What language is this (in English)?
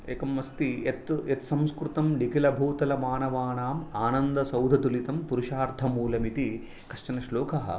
Sanskrit